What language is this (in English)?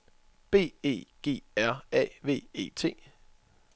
Danish